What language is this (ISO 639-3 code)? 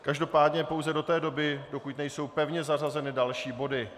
ces